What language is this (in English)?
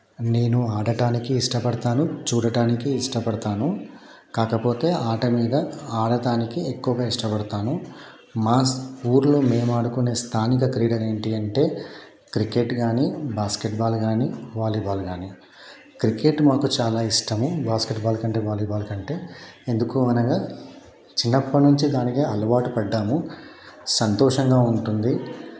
Telugu